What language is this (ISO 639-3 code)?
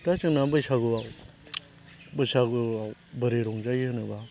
brx